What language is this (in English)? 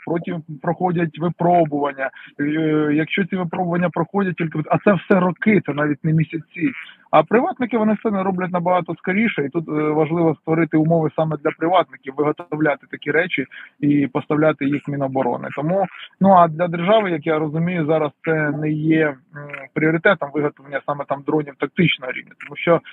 Ukrainian